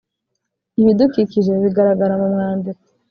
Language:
Kinyarwanda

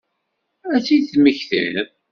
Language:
Kabyle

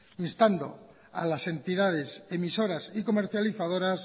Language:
Spanish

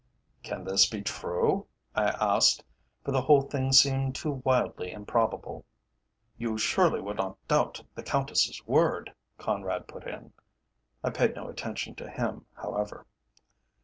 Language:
English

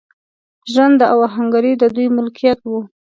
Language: Pashto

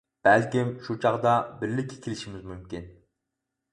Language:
Uyghur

